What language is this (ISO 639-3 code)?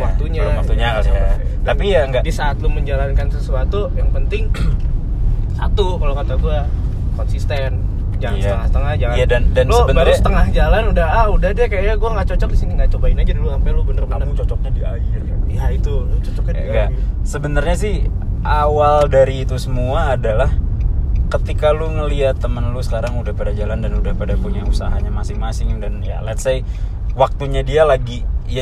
ind